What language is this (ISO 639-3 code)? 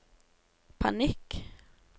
nor